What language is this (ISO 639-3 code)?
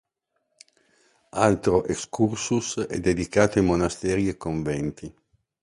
ita